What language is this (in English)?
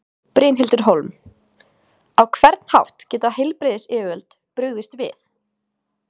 Icelandic